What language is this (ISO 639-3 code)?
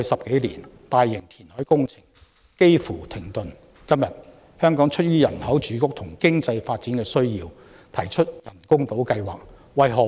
yue